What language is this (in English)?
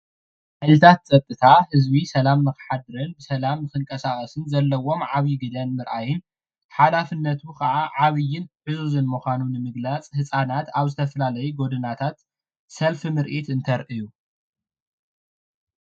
Tigrinya